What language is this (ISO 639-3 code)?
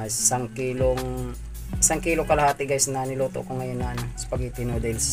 fil